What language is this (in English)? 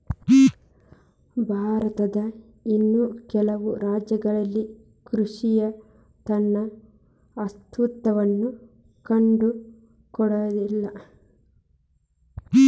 Kannada